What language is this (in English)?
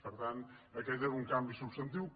Catalan